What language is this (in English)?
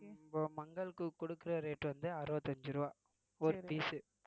Tamil